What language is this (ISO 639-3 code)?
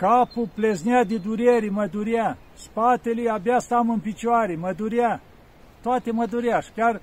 ron